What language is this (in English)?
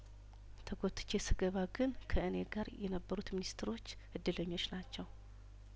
Amharic